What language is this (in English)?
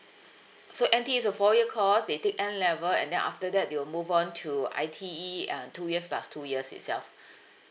English